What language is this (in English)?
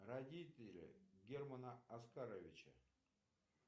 Russian